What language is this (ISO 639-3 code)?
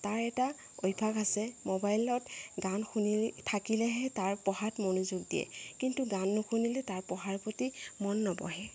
asm